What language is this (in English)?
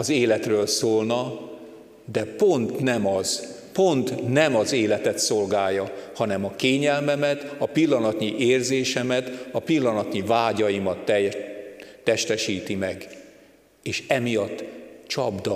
Hungarian